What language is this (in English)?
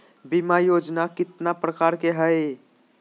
Magahi